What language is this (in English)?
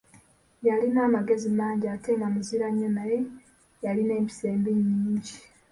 Ganda